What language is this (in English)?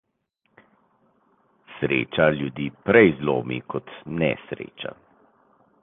Slovenian